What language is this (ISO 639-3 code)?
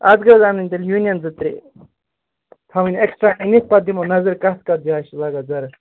kas